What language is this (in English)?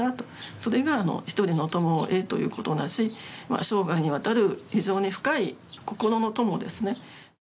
Japanese